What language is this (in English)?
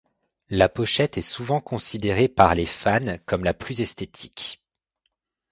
French